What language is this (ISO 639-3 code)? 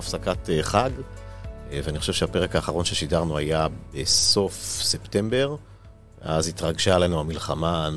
heb